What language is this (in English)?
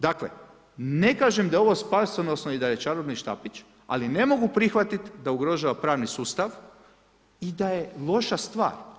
Croatian